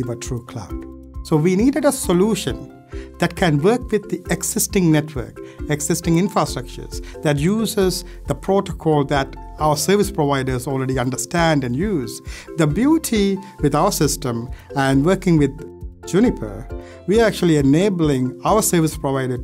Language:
English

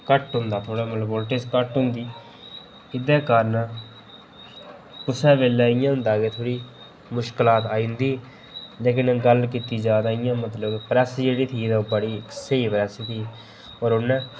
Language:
Dogri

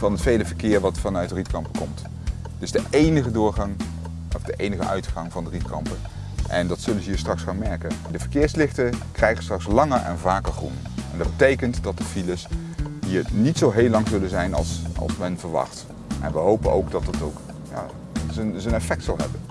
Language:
Dutch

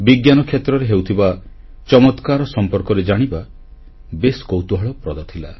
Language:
Odia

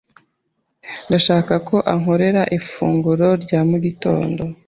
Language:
Kinyarwanda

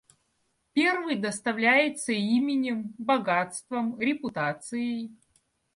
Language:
Russian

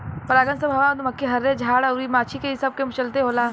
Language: Bhojpuri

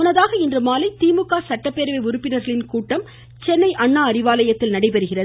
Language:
Tamil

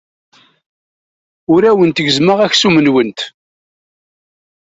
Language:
Kabyle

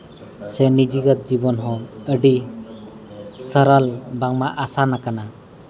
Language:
Santali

